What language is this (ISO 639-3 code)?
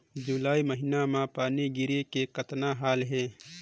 hne